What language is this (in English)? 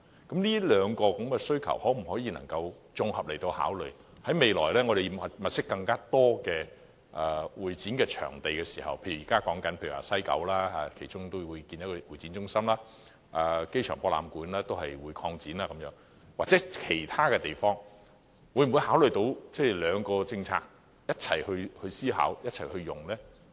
Cantonese